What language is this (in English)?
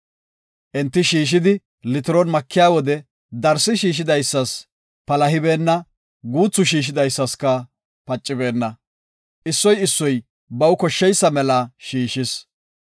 Gofa